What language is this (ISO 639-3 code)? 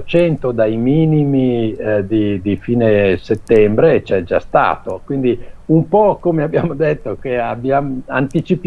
ita